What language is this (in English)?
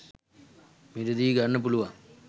Sinhala